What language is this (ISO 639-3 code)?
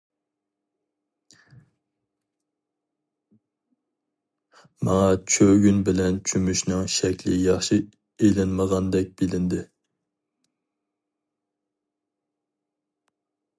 uig